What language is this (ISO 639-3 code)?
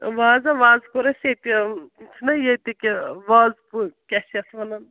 kas